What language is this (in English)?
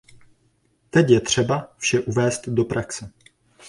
Czech